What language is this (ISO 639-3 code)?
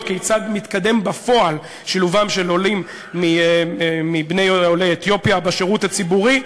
heb